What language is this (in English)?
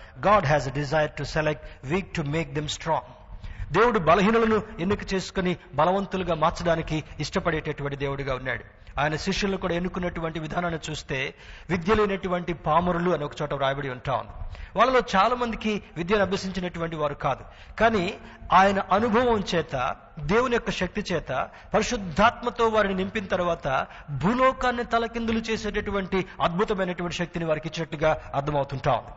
Telugu